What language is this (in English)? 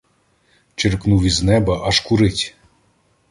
Ukrainian